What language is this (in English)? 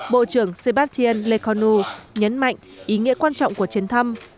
Vietnamese